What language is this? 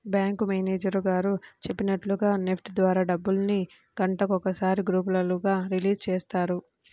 Telugu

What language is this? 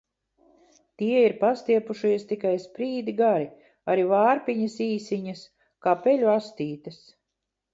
Latvian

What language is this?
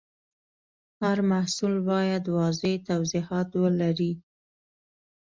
Pashto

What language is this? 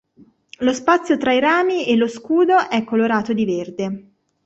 Italian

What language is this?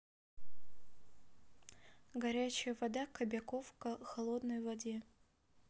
Russian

